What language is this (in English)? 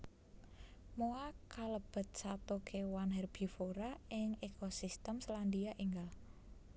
Javanese